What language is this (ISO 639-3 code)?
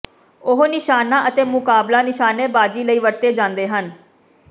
pan